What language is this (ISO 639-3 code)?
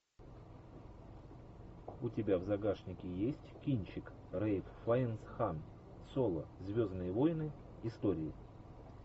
rus